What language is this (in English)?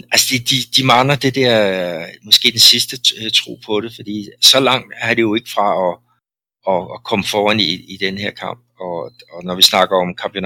Danish